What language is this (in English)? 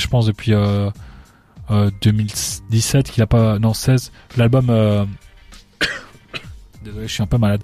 French